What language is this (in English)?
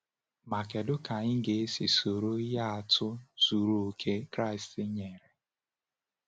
Igbo